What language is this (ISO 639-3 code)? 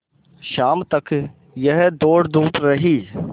hin